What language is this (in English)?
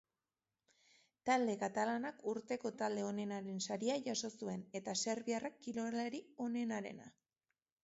Basque